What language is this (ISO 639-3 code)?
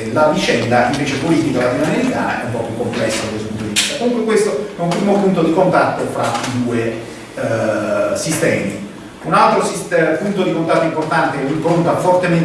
ita